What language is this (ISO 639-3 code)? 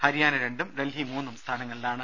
mal